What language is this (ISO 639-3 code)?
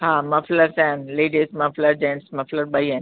snd